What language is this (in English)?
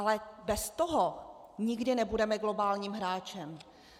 Czech